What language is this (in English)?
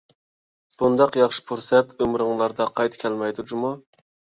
Uyghur